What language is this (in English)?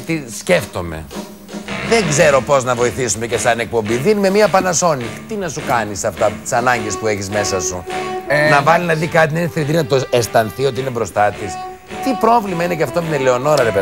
Greek